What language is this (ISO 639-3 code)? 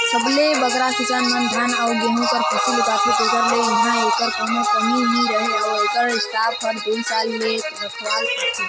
hne